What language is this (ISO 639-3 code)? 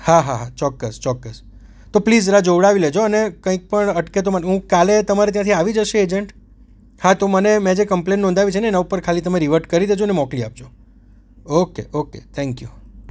guj